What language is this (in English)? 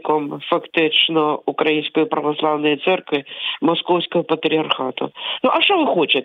Ukrainian